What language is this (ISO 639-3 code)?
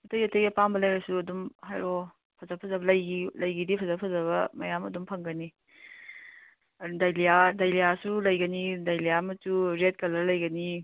mni